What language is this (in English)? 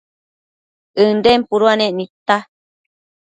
Matsés